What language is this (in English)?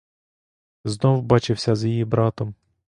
Ukrainian